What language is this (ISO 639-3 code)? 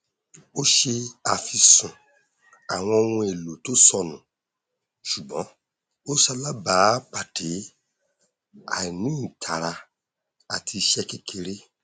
yor